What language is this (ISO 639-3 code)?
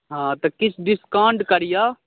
mai